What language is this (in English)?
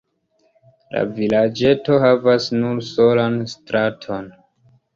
Esperanto